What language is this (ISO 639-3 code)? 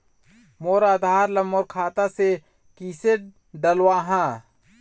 hne